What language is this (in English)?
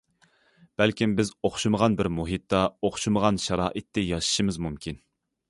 Uyghur